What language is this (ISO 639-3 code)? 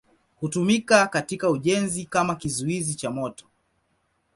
swa